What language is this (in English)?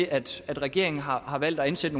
Danish